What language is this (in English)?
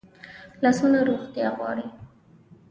Pashto